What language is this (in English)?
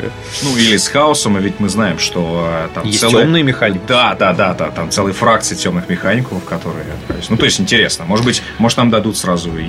Russian